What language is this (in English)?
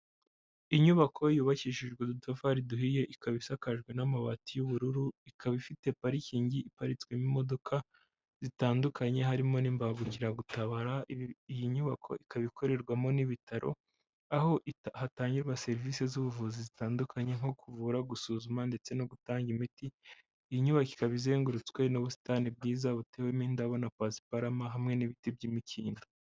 Kinyarwanda